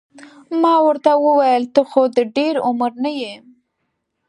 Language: Pashto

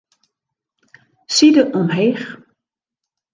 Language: Western Frisian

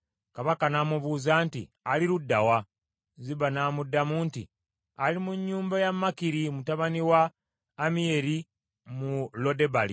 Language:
Ganda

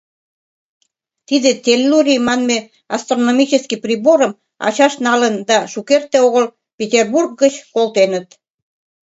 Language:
Mari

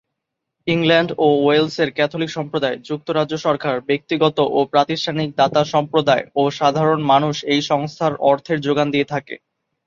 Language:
Bangla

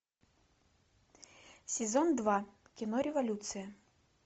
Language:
Russian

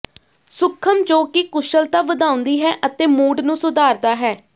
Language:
Punjabi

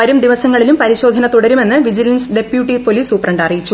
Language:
Malayalam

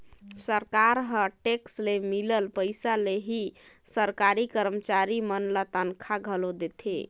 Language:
Chhattisgarhi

